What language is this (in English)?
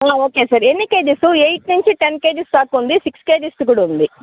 Telugu